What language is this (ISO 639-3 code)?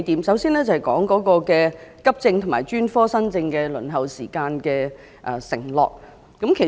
yue